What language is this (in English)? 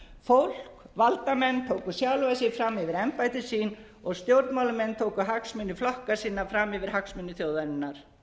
Icelandic